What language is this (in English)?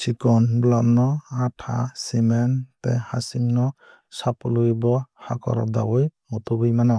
Kok Borok